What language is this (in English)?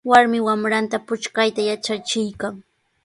Sihuas Ancash Quechua